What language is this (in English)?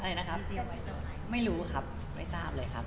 Thai